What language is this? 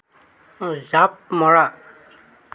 Assamese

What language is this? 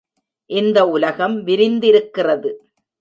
Tamil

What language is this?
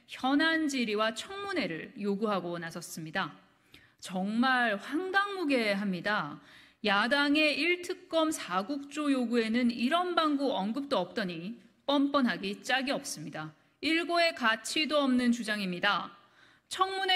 Korean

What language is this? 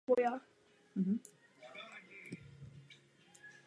Czech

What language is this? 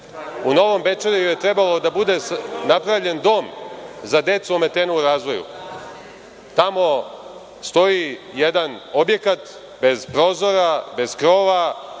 Serbian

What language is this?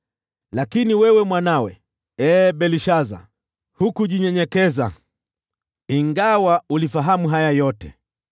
Swahili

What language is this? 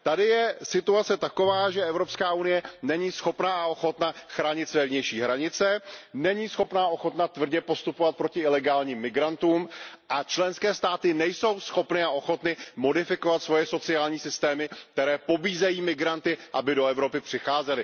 Czech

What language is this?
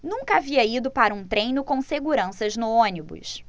Portuguese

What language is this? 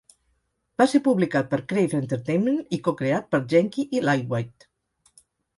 Catalan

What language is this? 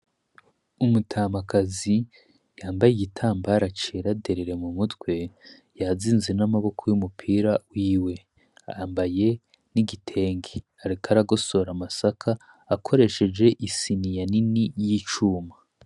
Rundi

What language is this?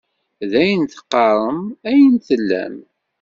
Kabyle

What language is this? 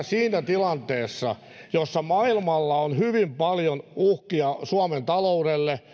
Finnish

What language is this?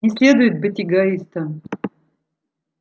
Russian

